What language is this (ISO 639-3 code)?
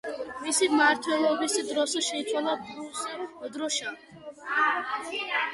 kat